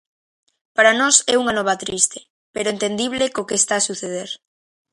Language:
Galician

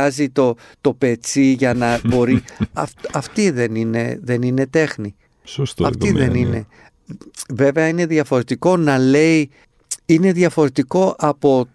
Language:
Greek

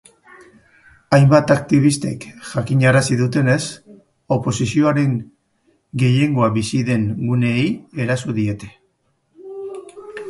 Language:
Basque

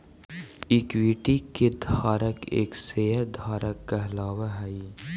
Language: Magahi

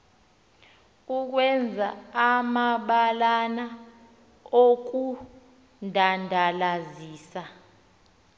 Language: Xhosa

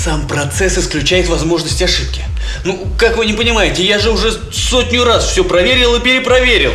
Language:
Russian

